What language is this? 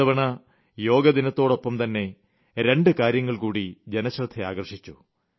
Malayalam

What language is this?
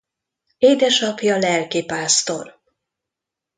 Hungarian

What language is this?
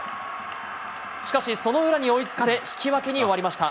Japanese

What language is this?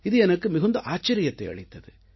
Tamil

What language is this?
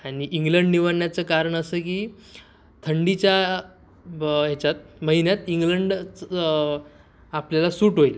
Marathi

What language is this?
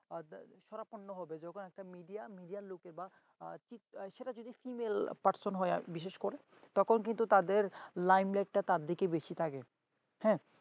Bangla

